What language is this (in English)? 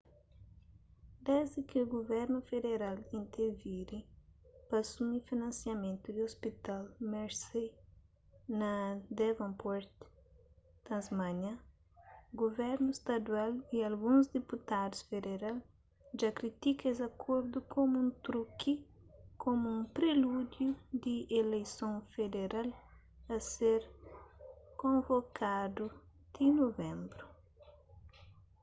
Kabuverdianu